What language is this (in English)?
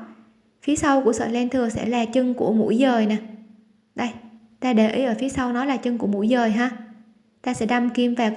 Vietnamese